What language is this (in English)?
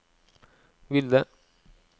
Norwegian